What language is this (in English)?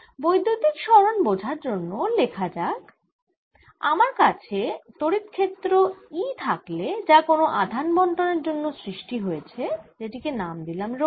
Bangla